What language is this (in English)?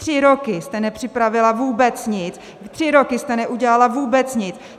Czech